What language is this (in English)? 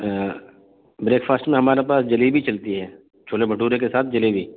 Urdu